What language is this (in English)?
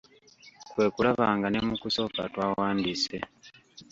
Ganda